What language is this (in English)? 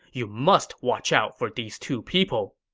English